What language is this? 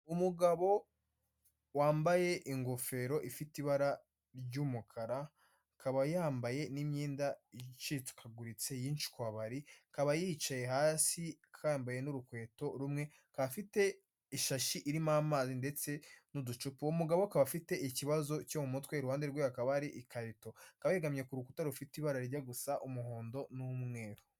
Kinyarwanda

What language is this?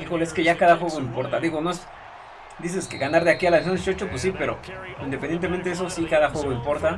Spanish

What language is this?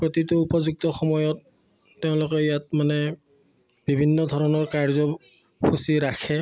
Assamese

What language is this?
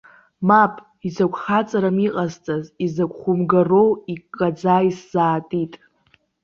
Abkhazian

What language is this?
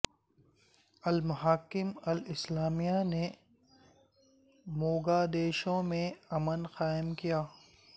Urdu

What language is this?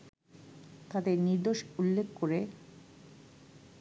Bangla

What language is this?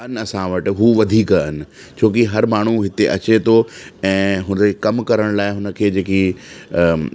Sindhi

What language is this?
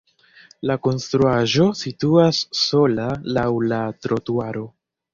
Esperanto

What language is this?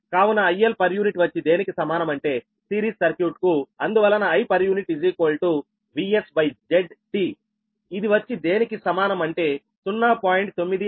Telugu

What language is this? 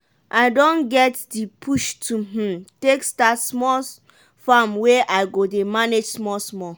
Nigerian Pidgin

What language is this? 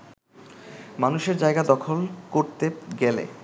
Bangla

